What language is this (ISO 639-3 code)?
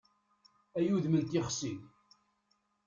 kab